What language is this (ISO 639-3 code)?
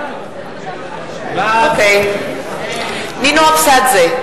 heb